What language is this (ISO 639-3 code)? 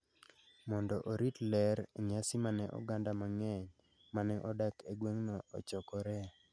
luo